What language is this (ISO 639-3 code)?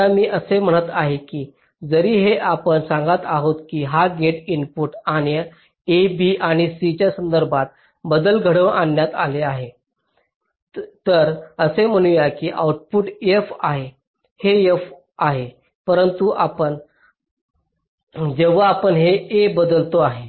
mar